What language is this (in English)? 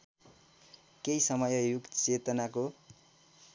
Nepali